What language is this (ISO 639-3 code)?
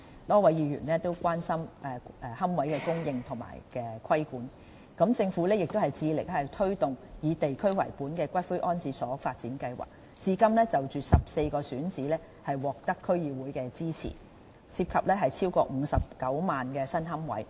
yue